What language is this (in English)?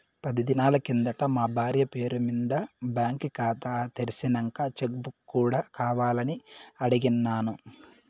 Telugu